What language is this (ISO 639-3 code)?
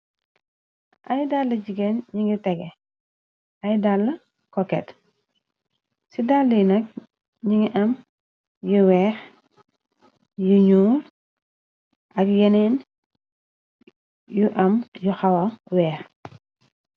wol